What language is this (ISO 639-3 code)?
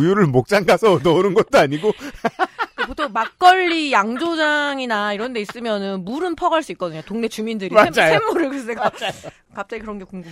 kor